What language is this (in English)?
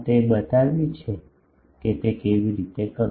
Gujarati